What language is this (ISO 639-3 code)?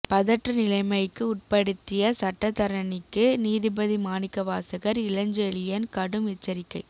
tam